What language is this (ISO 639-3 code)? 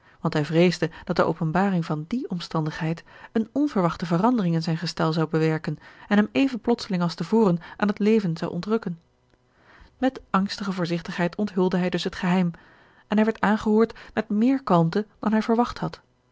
nld